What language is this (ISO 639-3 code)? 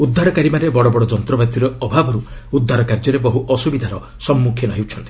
ori